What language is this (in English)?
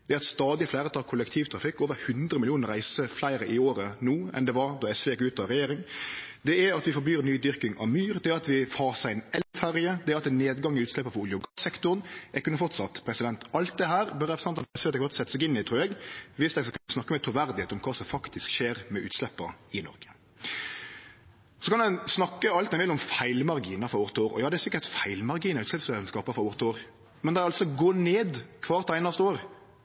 Norwegian Nynorsk